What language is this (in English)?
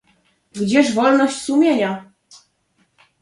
Polish